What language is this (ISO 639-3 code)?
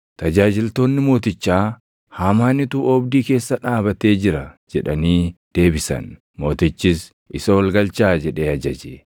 orm